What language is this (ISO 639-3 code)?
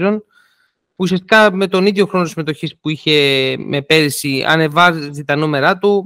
ell